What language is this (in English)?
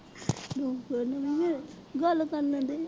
Punjabi